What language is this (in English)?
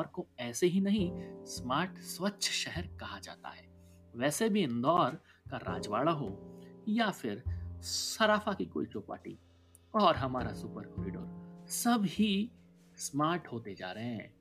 Hindi